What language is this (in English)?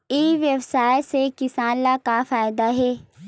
Chhattisgarhi